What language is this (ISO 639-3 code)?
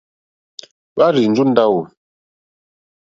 bri